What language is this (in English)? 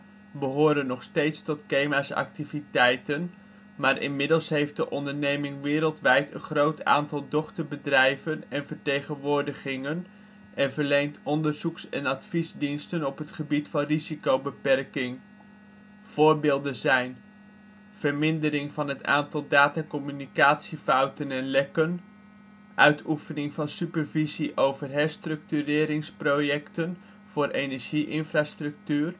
Dutch